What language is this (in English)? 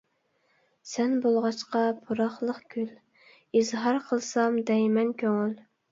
Uyghur